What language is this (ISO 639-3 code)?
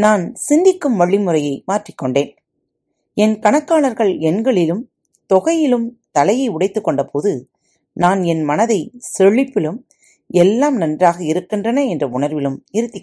tam